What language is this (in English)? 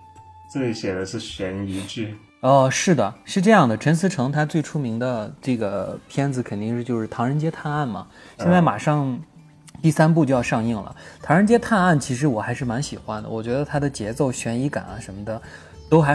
Chinese